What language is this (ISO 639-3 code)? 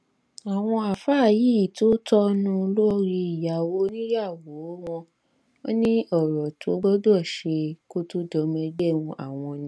yor